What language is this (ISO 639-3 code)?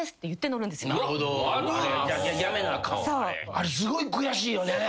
jpn